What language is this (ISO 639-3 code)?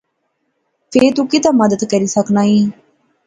phr